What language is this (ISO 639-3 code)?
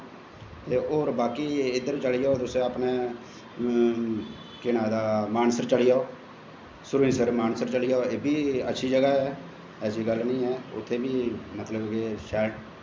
doi